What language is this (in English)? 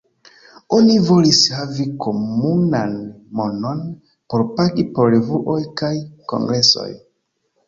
Esperanto